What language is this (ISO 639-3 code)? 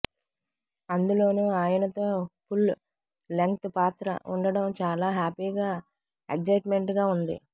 tel